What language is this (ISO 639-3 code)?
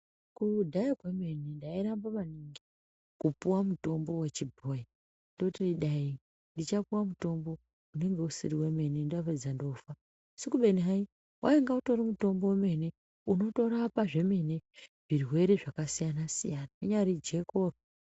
ndc